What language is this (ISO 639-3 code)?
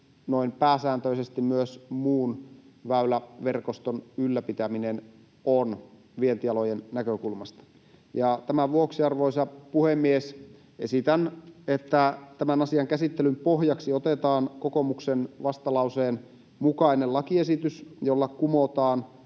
fin